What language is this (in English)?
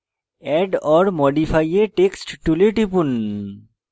Bangla